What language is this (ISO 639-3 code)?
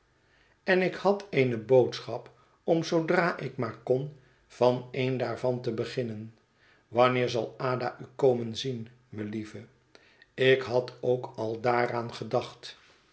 nld